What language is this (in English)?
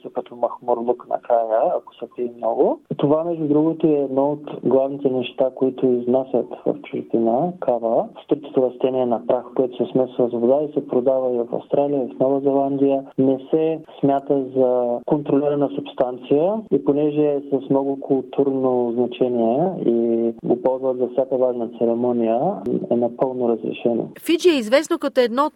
Bulgarian